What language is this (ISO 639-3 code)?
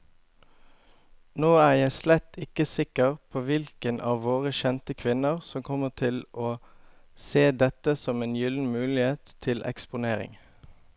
nor